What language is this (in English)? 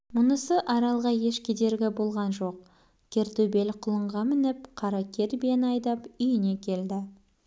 Kazakh